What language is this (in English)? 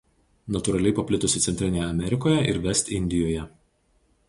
Lithuanian